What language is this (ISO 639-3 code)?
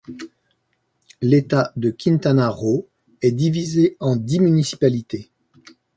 fra